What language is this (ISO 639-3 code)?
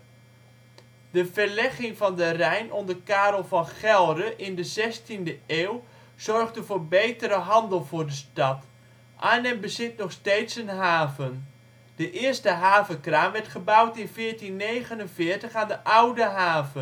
nld